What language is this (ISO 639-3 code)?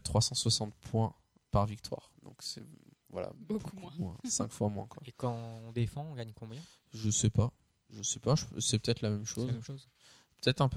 fra